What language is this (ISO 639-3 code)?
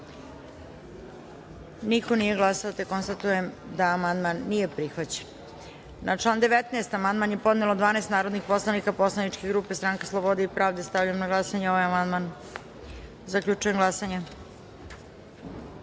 srp